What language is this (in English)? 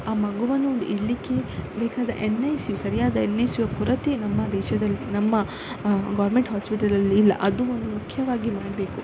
Kannada